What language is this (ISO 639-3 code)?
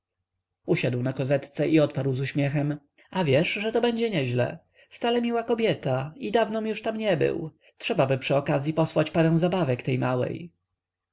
pol